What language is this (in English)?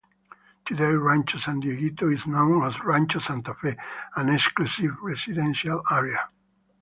English